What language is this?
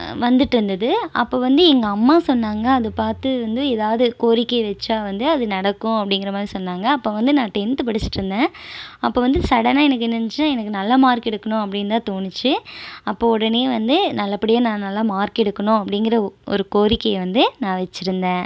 Tamil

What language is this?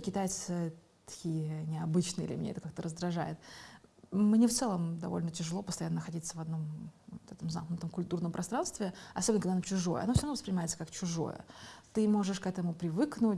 Russian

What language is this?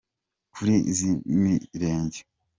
Kinyarwanda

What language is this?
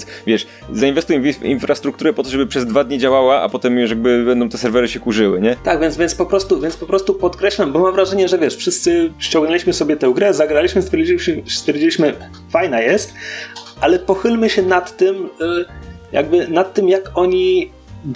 Polish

